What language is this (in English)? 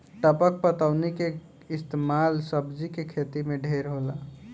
Bhojpuri